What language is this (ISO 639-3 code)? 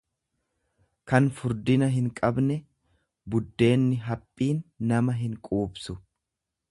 orm